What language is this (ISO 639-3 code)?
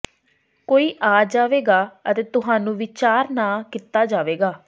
pan